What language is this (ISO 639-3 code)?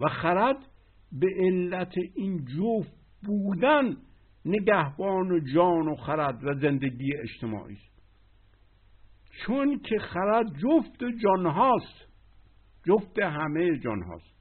fas